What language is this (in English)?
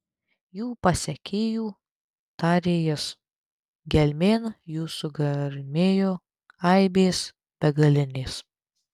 Lithuanian